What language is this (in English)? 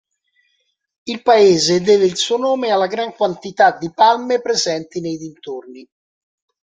Italian